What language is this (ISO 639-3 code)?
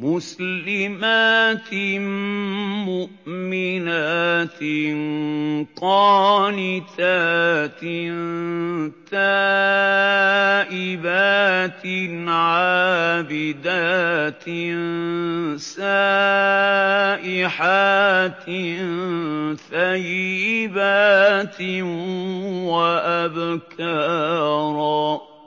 ara